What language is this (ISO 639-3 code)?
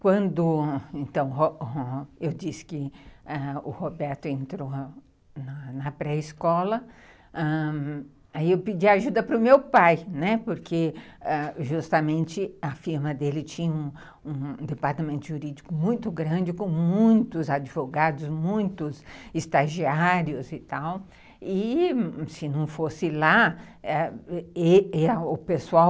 por